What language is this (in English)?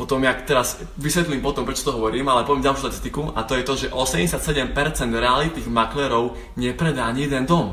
Slovak